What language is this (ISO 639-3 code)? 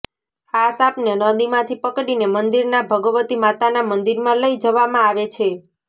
guj